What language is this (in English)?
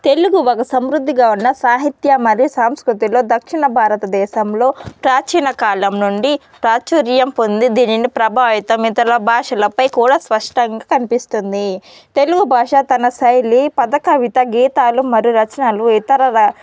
Telugu